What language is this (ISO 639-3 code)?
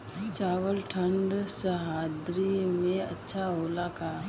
bho